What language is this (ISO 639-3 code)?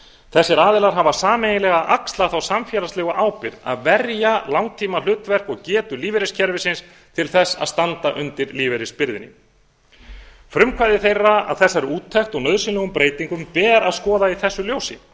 isl